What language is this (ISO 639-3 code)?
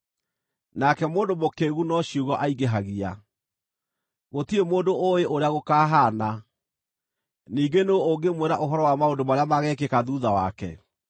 kik